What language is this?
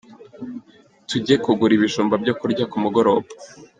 Kinyarwanda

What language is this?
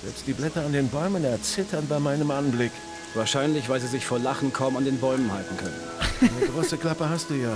German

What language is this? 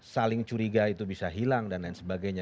Indonesian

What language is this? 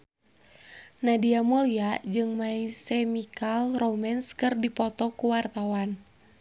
Sundanese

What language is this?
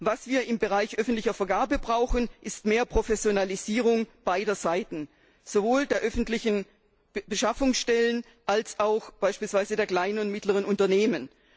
German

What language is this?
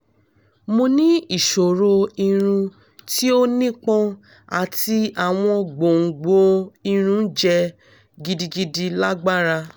Yoruba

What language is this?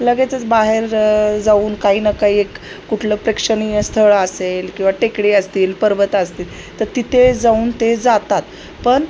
Marathi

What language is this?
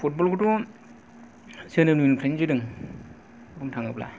Bodo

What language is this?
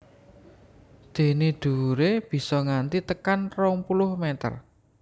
Javanese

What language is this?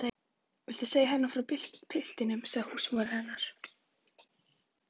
Icelandic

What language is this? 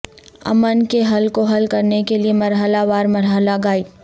Urdu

